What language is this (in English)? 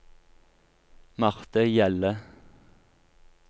Norwegian